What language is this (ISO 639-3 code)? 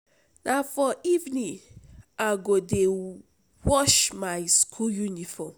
pcm